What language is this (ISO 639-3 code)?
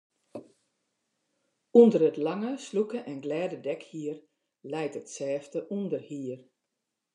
fry